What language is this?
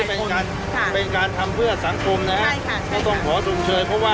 Thai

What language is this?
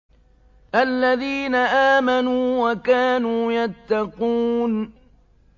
Arabic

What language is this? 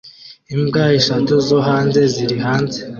Kinyarwanda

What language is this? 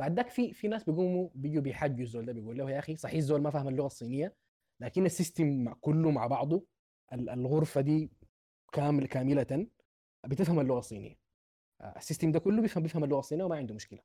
Arabic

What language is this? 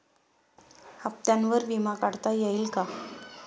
Marathi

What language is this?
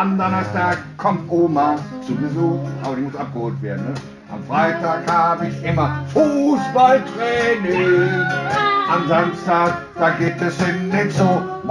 Dutch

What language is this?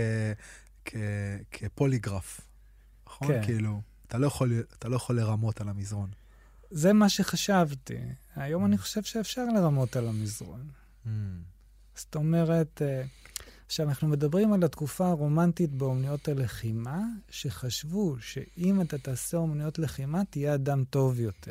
Hebrew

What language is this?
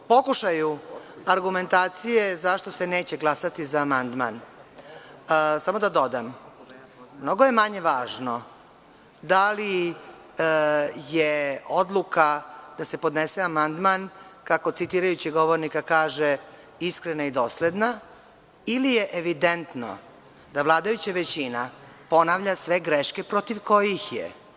Serbian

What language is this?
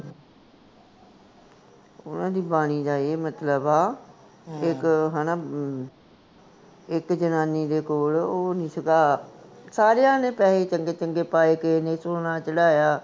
Punjabi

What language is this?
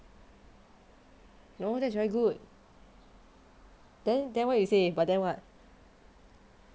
English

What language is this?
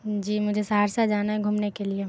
Urdu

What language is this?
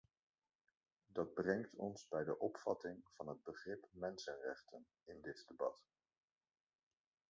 Dutch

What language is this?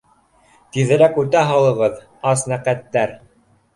Bashkir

